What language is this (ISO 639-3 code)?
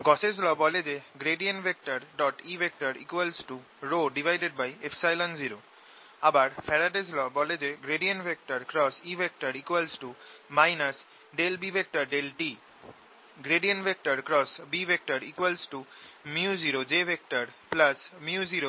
ben